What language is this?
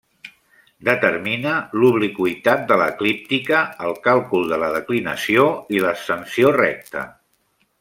Catalan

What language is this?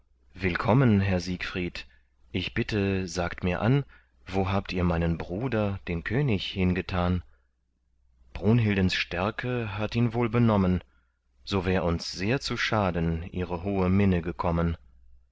German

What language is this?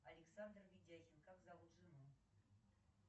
Russian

